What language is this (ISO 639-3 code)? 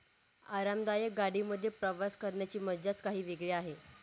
mar